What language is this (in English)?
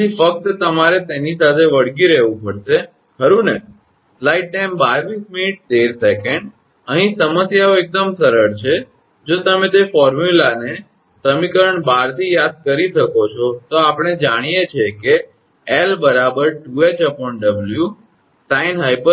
Gujarati